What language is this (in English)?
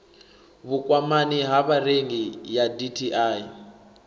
Venda